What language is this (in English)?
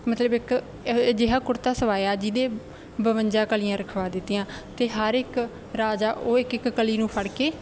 Punjabi